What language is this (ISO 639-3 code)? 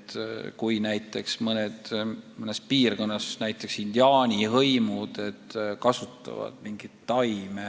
est